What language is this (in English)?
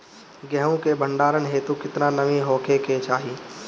Bhojpuri